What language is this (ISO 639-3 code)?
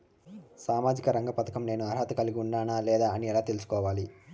tel